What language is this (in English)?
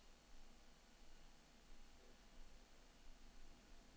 Norwegian